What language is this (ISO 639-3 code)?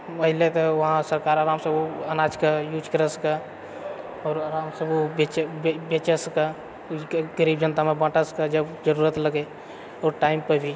mai